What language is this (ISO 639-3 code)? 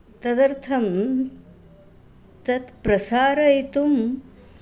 san